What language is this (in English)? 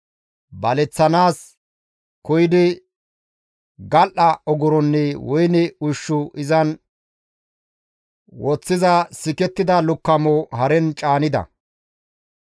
Gamo